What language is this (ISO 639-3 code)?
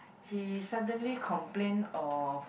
eng